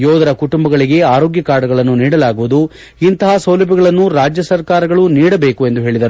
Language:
Kannada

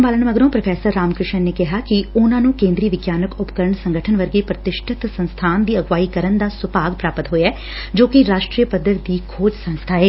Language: Punjabi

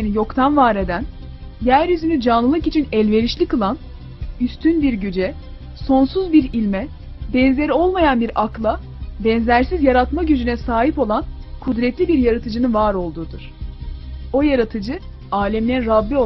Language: Turkish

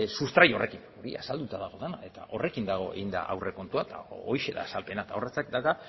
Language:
Basque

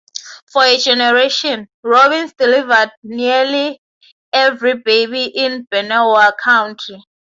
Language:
English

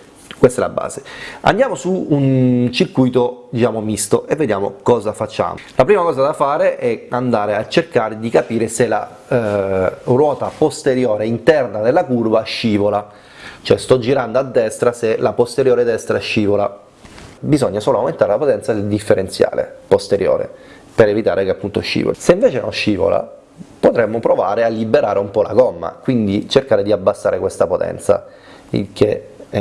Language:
Italian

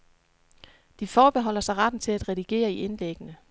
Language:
Danish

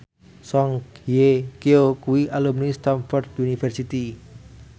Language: Javanese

